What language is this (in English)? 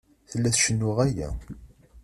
Kabyle